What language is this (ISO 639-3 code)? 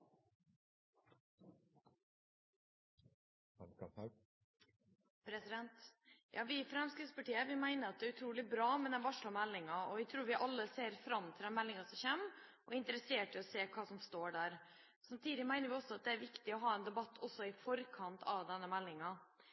nob